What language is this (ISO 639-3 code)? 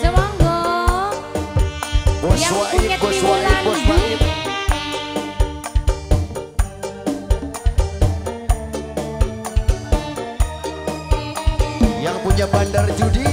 ind